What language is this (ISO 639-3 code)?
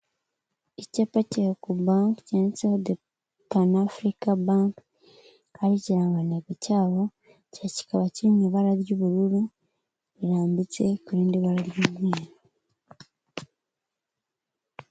kin